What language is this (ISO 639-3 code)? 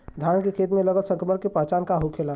bho